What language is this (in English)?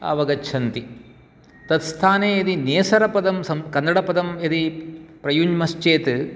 Sanskrit